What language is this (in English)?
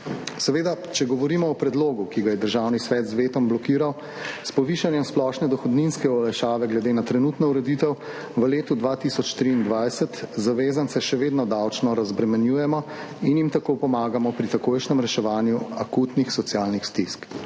Slovenian